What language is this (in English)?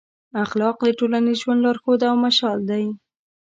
Pashto